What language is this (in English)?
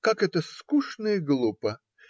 Russian